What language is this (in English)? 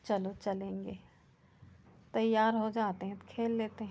Hindi